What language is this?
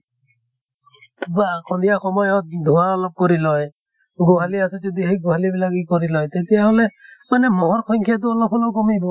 Assamese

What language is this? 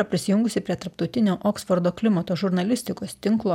Lithuanian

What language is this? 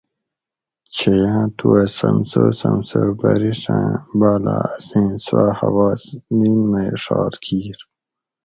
Gawri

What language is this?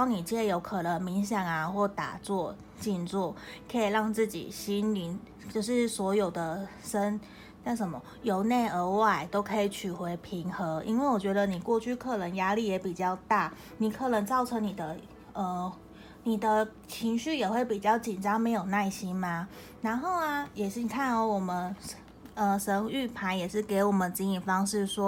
Chinese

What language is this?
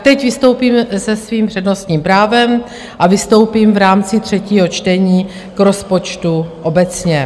Czech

